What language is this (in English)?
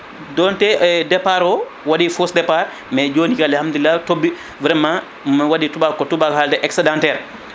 Fula